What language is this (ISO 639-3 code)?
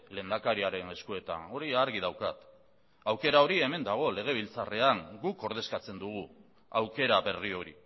eus